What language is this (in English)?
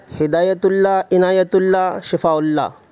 Urdu